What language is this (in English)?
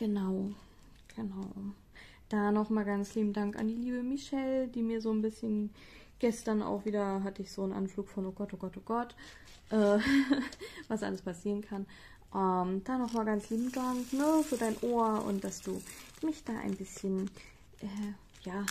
German